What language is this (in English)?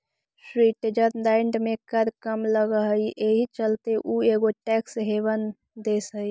Magahi